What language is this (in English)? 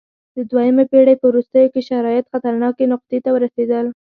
Pashto